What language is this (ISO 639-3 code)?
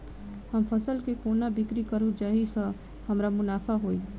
mai